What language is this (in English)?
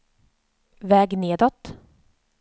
Swedish